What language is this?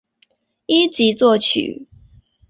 Chinese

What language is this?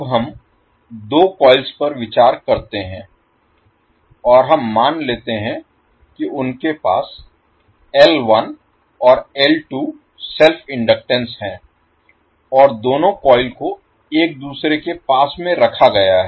Hindi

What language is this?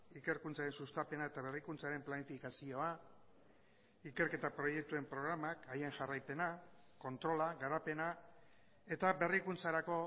Basque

